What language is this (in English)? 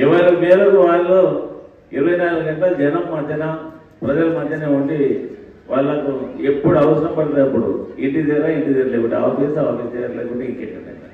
Telugu